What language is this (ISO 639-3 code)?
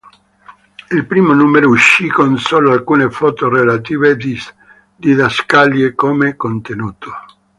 ita